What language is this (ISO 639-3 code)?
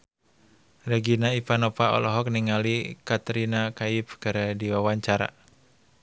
sun